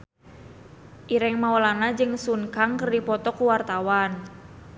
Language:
Sundanese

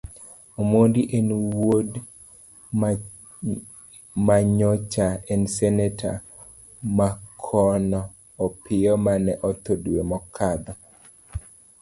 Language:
Luo (Kenya and Tanzania)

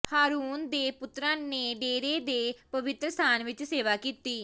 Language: Punjabi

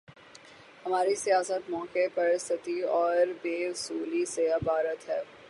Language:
Urdu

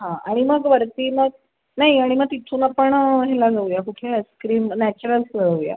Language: Marathi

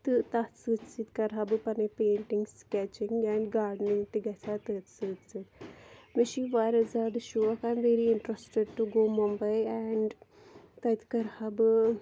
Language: Kashmiri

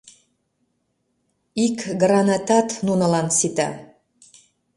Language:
Mari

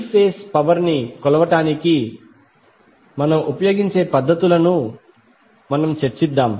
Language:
Telugu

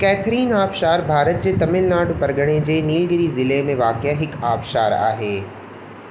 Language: Sindhi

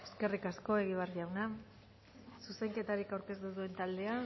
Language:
Basque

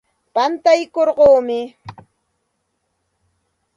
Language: Santa Ana de Tusi Pasco Quechua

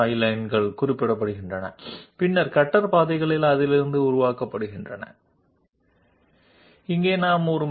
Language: Telugu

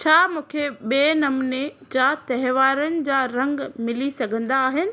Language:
Sindhi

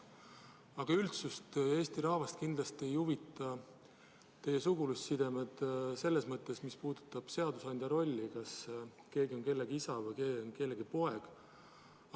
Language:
Estonian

